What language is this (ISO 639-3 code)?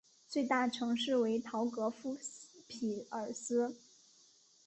zho